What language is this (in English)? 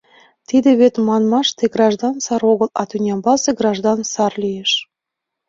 Mari